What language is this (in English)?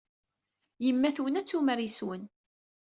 Kabyle